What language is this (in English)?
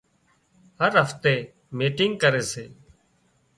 Wadiyara Koli